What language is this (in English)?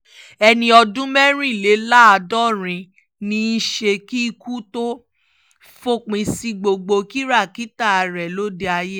Yoruba